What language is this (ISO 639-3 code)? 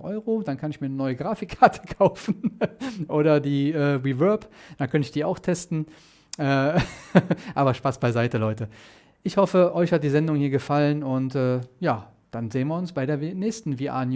deu